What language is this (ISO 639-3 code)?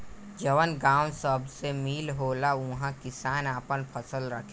bho